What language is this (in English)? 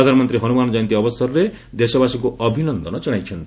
Odia